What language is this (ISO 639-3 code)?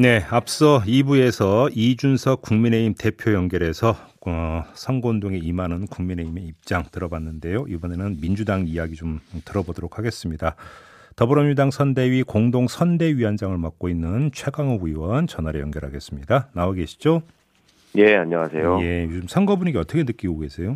kor